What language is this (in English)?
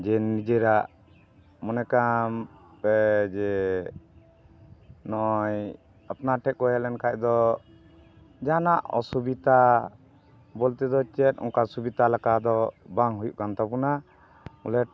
Santali